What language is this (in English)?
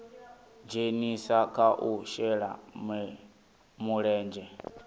Venda